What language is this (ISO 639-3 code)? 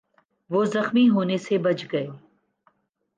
urd